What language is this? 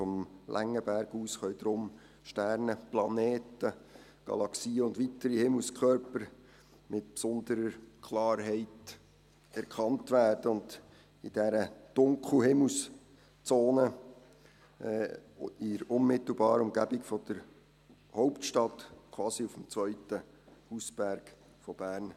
Swiss German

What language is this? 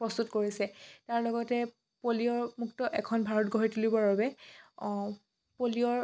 Assamese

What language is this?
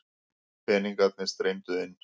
Icelandic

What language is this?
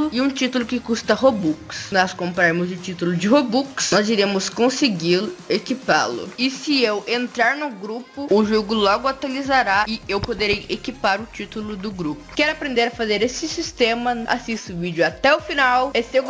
Portuguese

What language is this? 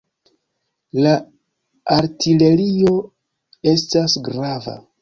Esperanto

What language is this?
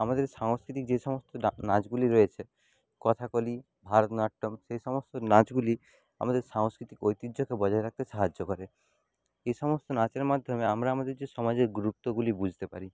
Bangla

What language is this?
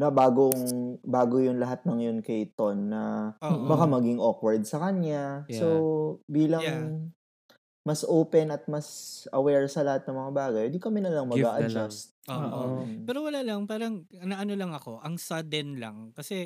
Filipino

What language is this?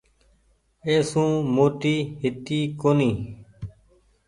Goaria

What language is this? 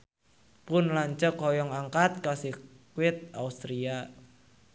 Sundanese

